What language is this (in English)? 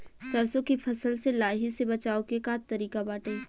Bhojpuri